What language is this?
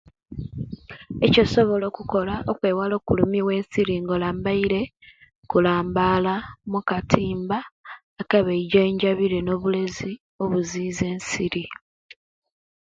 Kenyi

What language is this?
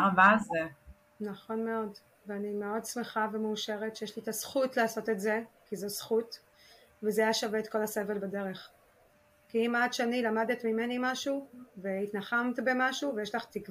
Hebrew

